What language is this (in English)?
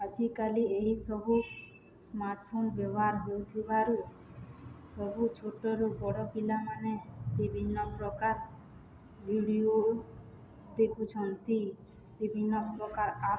Odia